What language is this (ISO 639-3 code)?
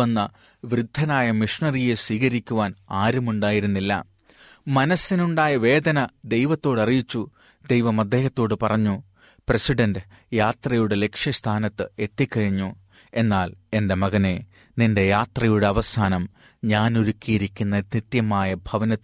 mal